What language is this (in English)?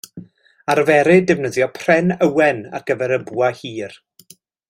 Welsh